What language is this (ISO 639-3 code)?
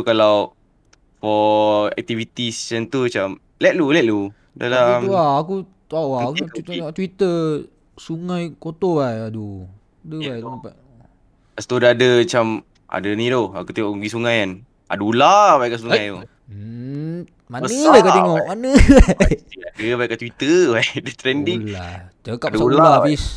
msa